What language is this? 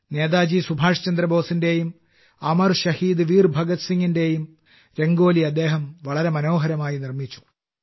Malayalam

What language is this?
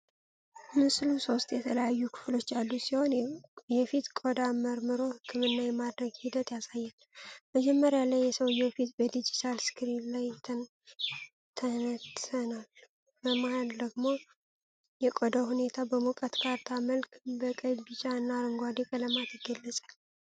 Amharic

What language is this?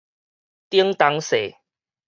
Min Nan Chinese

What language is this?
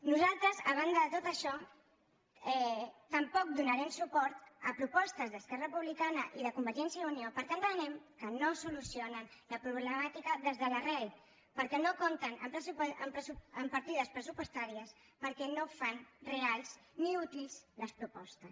Catalan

